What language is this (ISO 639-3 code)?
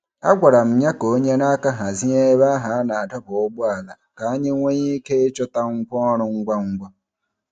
ibo